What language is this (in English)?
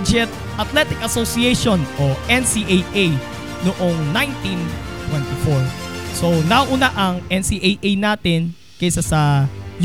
Filipino